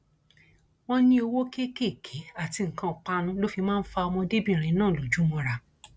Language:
Yoruba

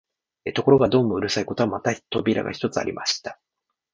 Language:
Japanese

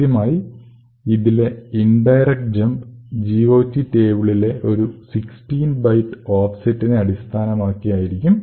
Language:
Malayalam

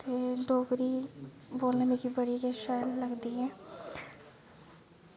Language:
Dogri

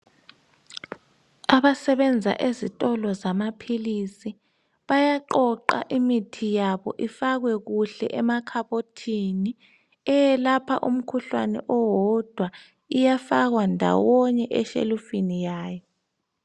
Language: North Ndebele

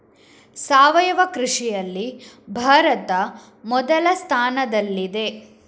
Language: Kannada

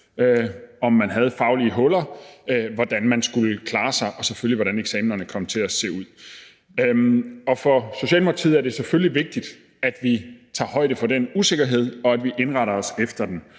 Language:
Danish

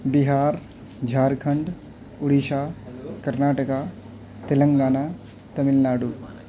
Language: Urdu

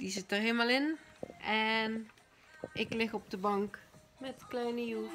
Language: Dutch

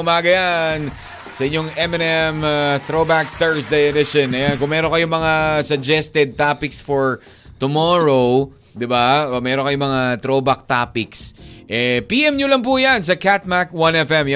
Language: Filipino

